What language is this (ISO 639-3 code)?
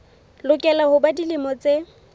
sot